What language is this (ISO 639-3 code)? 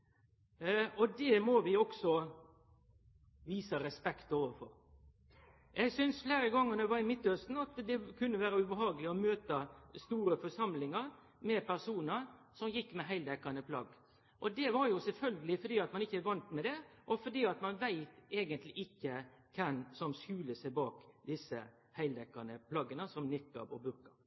nno